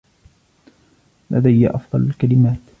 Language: Arabic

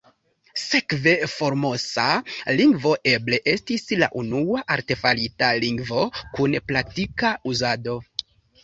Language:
Esperanto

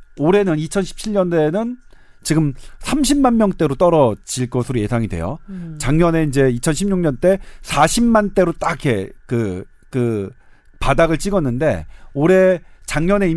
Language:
Korean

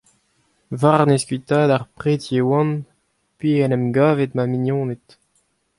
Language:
Breton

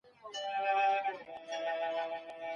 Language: Pashto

